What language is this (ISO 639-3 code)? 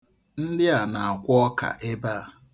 ibo